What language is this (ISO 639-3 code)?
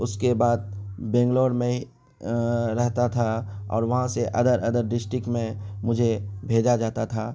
urd